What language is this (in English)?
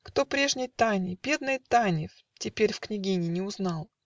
Russian